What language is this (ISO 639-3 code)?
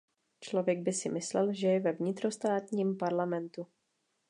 ces